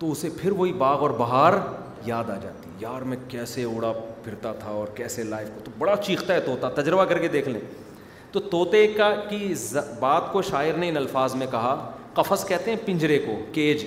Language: Urdu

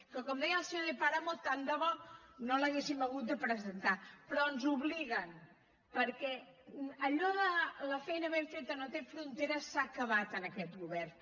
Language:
Catalan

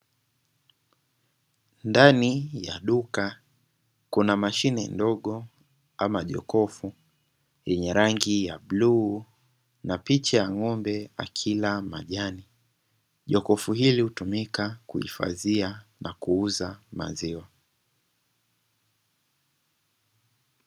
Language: Swahili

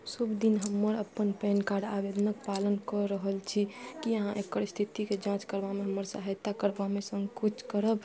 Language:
Maithili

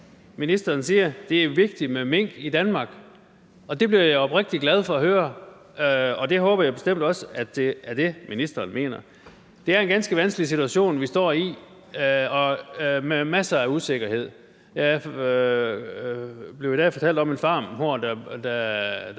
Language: Danish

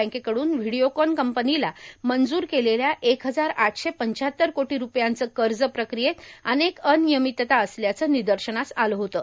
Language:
Marathi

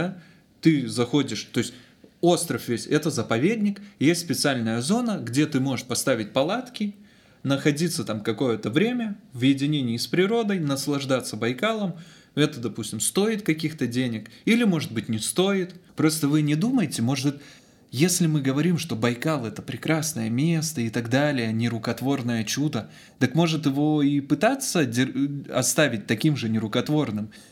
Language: Russian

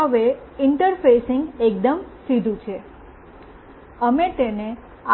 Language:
Gujarati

